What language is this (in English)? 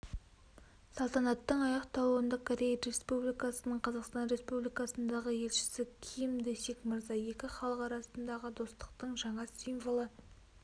Kazakh